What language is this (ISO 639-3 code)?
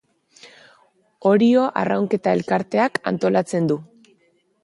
eus